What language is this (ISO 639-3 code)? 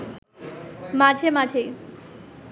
ben